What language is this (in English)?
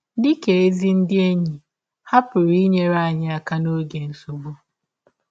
Igbo